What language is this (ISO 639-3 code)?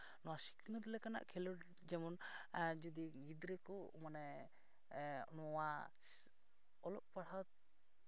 sat